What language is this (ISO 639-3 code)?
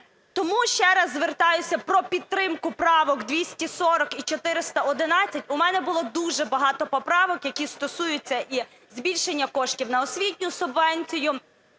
ukr